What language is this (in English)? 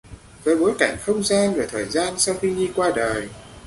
Vietnamese